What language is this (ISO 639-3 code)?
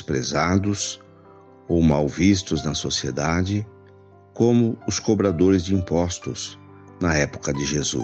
por